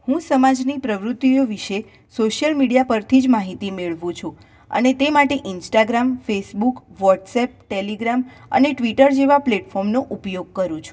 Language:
Gujarati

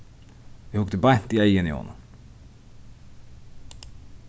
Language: Faroese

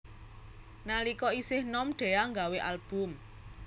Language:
Javanese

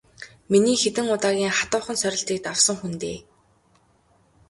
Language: Mongolian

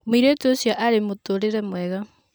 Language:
Kikuyu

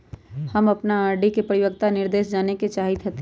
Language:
Magahi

